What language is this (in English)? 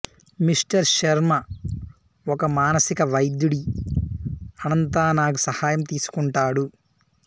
Telugu